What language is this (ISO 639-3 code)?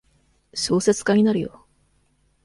jpn